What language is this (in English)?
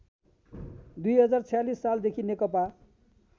Nepali